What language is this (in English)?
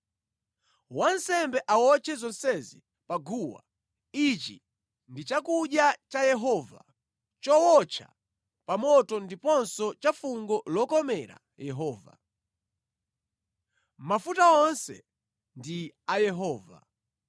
Nyanja